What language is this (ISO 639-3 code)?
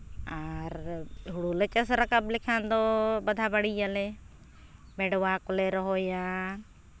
sat